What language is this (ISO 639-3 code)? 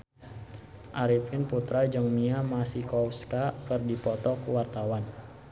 sun